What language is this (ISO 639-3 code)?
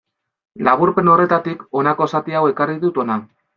eus